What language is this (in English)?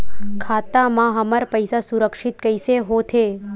Chhattisgarhi